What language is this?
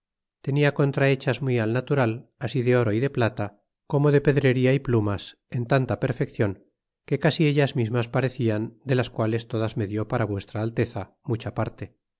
Spanish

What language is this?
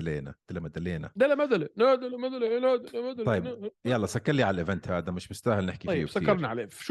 Arabic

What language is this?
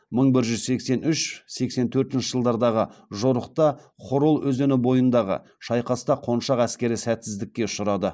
Kazakh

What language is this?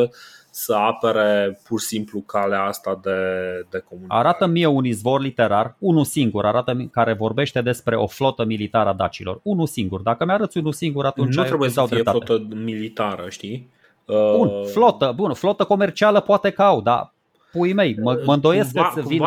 Romanian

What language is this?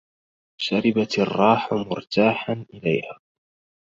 Arabic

